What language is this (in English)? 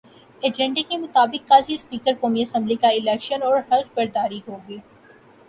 Urdu